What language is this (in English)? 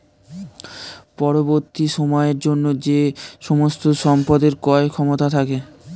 Bangla